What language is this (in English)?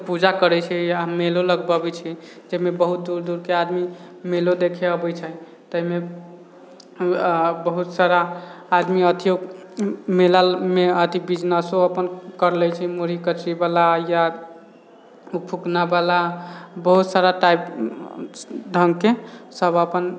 Maithili